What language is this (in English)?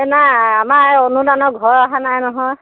Assamese